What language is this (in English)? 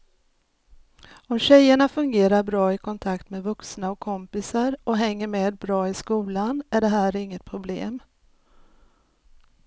Swedish